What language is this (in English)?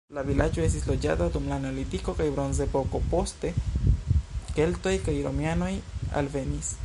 Esperanto